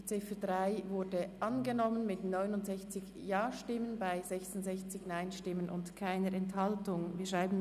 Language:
Swiss German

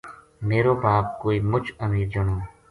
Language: Gujari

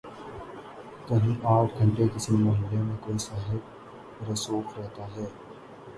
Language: Urdu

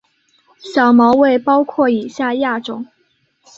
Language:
Chinese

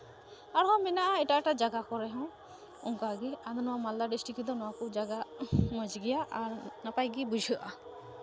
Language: Santali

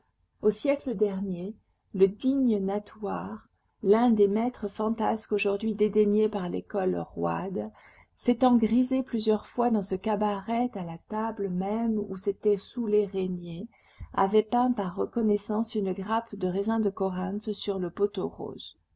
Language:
French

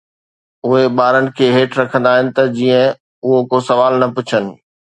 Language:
Sindhi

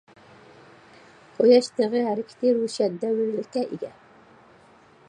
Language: Uyghur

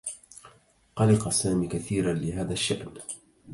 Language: Arabic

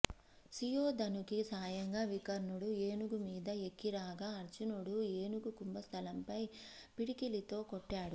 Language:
Telugu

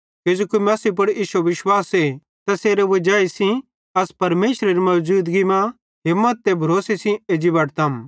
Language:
Bhadrawahi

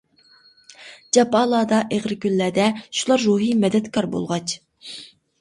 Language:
Uyghur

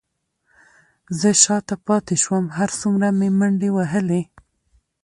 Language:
Pashto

